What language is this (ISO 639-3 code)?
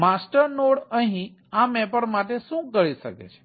guj